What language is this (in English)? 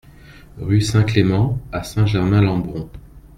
French